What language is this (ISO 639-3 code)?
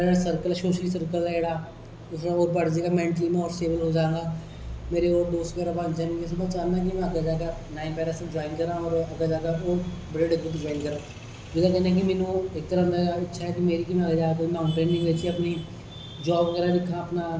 doi